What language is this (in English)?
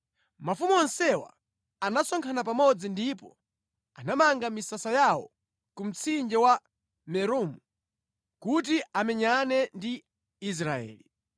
Nyanja